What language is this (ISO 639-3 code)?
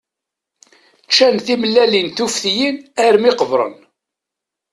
kab